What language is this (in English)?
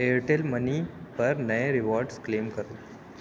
Urdu